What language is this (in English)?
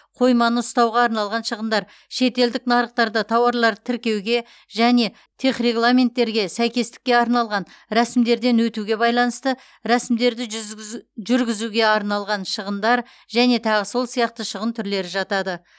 Kazakh